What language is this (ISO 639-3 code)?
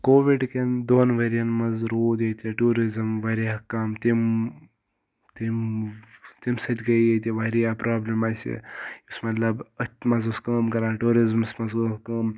kas